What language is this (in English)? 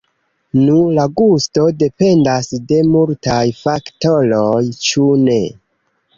Esperanto